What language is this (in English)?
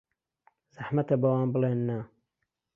Central Kurdish